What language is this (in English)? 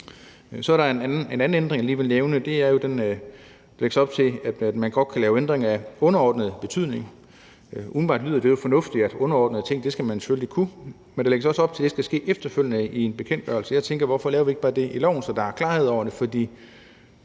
Danish